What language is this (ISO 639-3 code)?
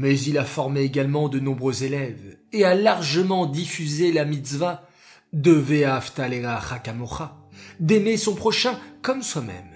fra